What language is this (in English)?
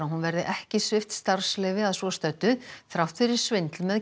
Icelandic